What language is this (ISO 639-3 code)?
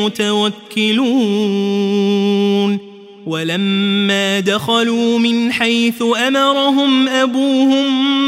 ara